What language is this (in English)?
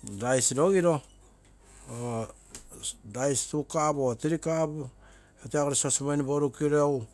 Terei